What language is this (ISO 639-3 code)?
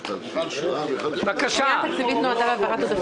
heb